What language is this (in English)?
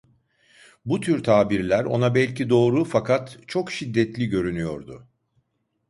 Turkish